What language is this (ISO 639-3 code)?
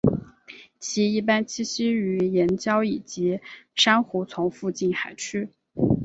zho